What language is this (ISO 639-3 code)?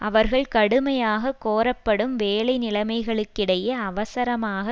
tam